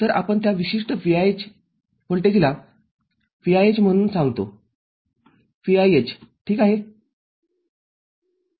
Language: Marathi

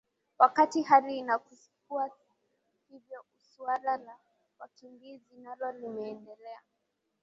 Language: Swahili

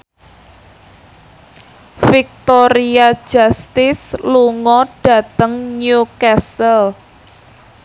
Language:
Javanese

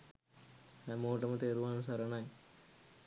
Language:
Sinhala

